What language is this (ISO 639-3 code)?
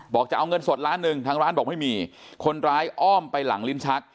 tha